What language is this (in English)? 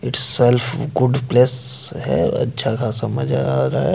Hindi